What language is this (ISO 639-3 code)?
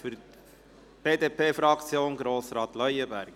gsw